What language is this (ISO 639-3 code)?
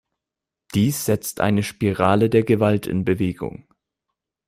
deu